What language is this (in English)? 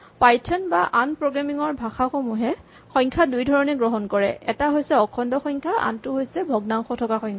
Assamese